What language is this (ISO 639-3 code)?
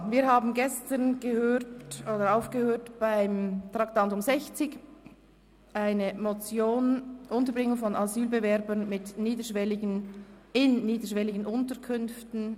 gsw